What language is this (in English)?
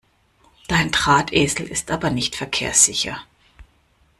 German